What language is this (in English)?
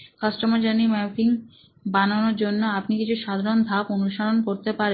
Bangla